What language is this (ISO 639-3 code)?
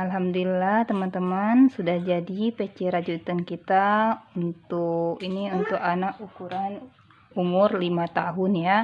ind